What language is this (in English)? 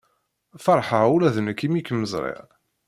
Kabyle